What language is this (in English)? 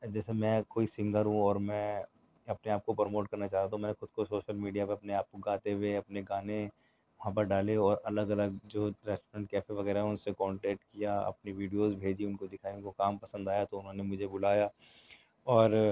Urdu